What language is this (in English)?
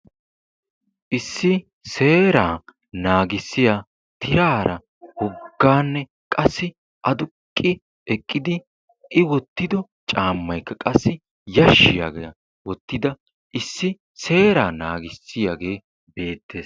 Wolaytta